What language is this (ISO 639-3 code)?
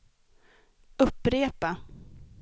swe